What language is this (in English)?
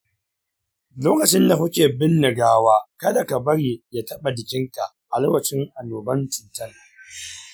Hausa